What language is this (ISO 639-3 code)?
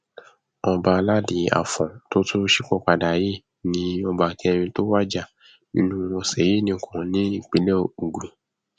yor